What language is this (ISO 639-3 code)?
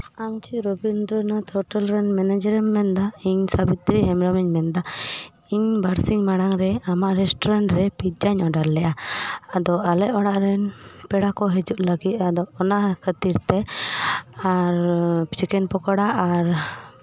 sat